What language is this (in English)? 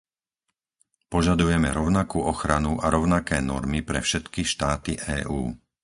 Slovak